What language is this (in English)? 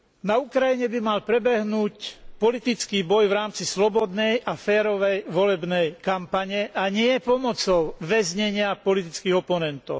Slovak